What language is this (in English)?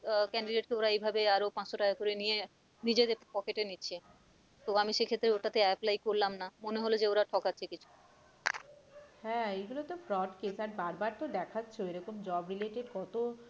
Bangla